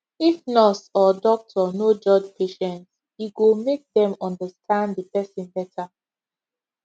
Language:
Nigerian Pidgin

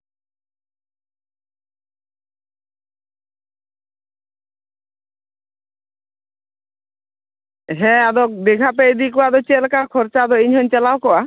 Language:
Santali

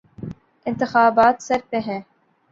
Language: Urdu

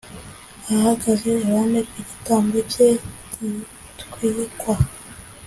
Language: Kinyarwanda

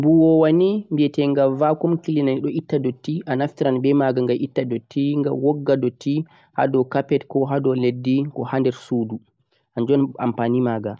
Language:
Central-Eastern Niger Fulfulde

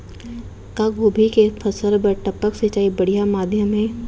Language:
Chhattisgarhi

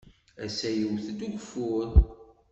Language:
Kabyle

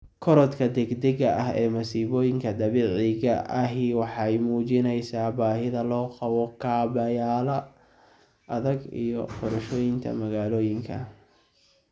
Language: Somali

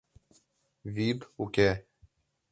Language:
Mari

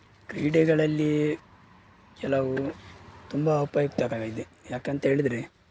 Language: Kannada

